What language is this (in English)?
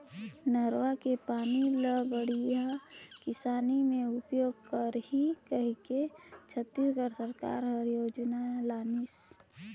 Chhattisgarhi